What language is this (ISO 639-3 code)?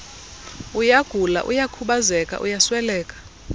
xho